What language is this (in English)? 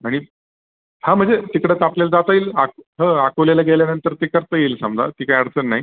Marathi